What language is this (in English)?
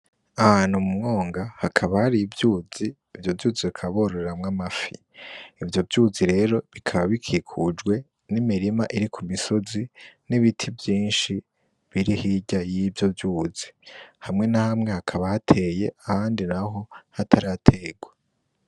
Rundi